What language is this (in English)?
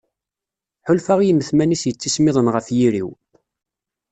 Kabyle